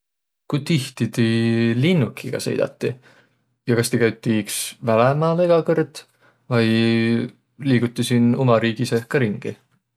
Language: Võro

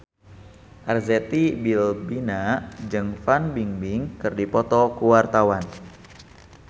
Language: Sundanese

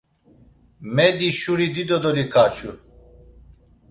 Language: Laz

